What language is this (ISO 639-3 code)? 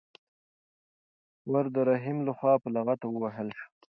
pus